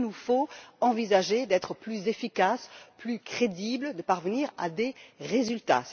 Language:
French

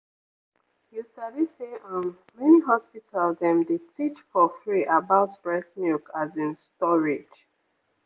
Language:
Nigerian Pidgin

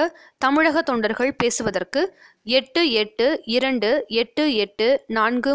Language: Tamil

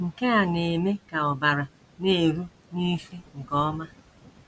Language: Igbo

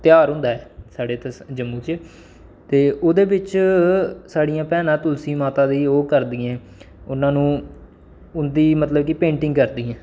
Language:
Dogri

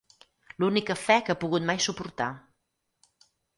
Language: Catalan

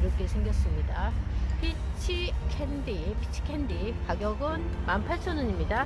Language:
Korean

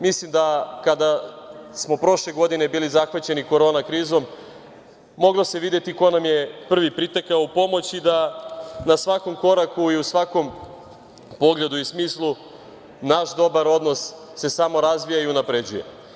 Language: Serbian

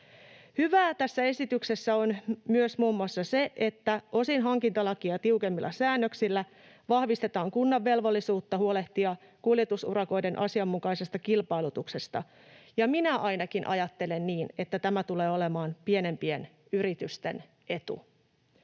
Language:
Finnish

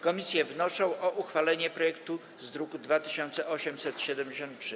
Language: Polish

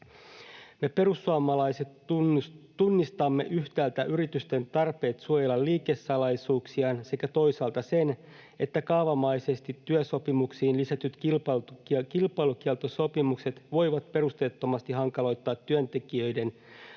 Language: Finnish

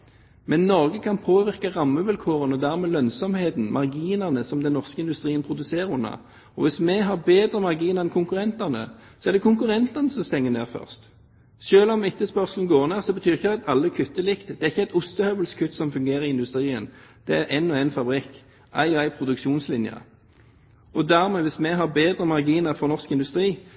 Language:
Norwegian Bokmål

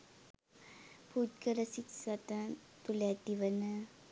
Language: Sinhala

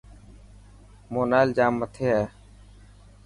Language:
Dhatki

